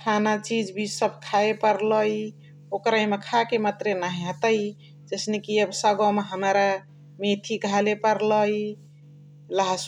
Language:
Chitwania Tharu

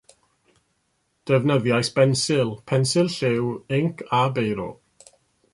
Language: Welsh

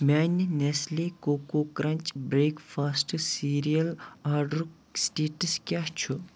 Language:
Kashmiri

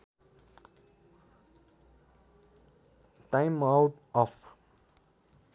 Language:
Nepali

